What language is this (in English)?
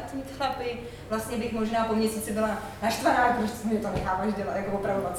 Czech